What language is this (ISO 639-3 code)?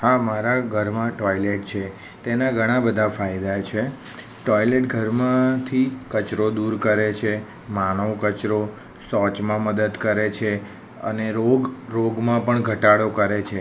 guj